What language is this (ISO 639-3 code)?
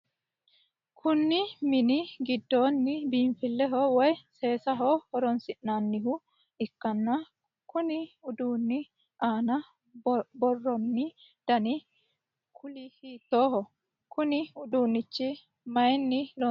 sid